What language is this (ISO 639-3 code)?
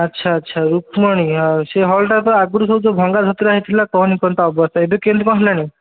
ori